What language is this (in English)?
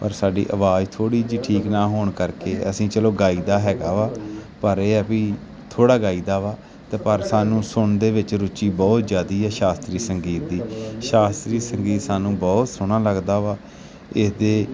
Punjabi